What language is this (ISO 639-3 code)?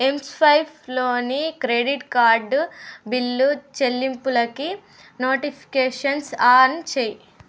tel